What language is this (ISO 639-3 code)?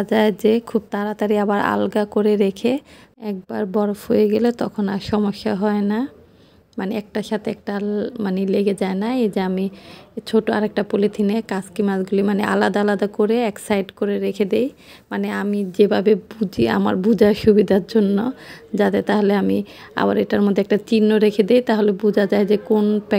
ind